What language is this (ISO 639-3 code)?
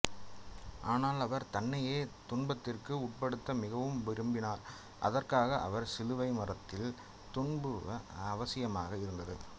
tam